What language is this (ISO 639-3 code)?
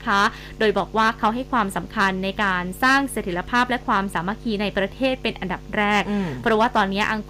tha